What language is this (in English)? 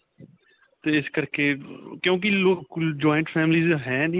Punjabi